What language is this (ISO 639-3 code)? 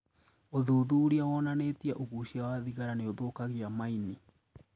kik